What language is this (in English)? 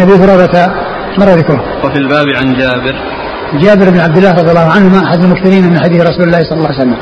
Arabic